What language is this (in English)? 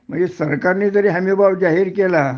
Marathi